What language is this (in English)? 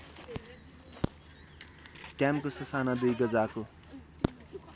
Nepali